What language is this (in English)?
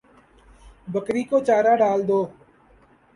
Urdu